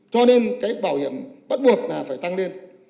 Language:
Vietnamese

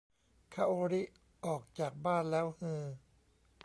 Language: Thai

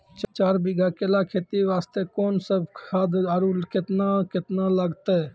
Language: Maithili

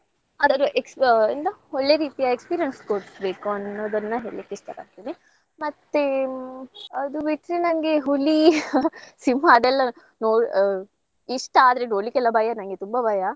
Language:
Kannada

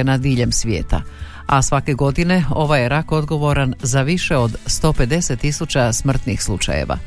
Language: Croatian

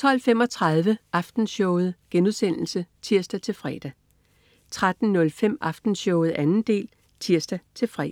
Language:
Danish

